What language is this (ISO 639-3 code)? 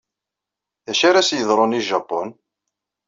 kab